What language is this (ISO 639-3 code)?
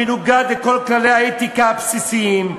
heb